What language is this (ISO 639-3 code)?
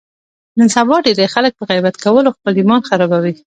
pus